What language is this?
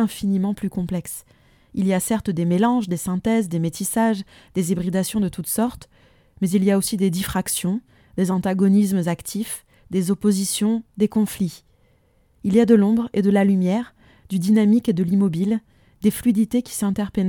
French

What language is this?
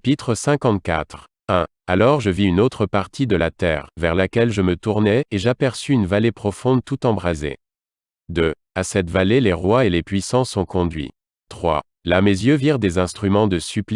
French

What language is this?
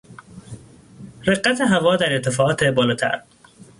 Persian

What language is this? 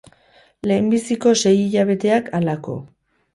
Basque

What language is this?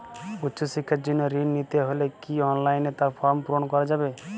Bangla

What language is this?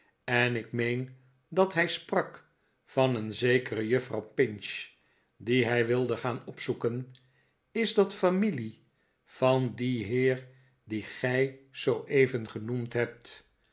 Dutch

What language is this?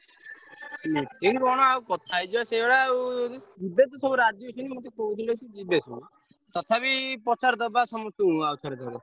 Odia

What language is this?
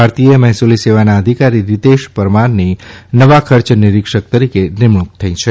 Gujarati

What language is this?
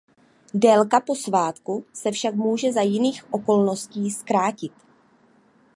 Czech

